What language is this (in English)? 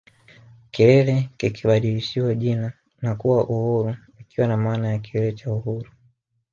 Swahili